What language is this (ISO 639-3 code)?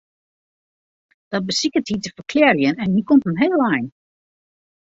fry